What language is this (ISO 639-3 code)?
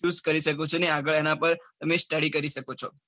guj